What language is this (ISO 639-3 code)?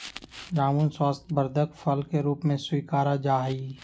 mag